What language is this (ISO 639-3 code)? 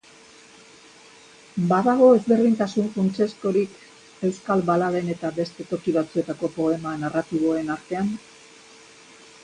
eus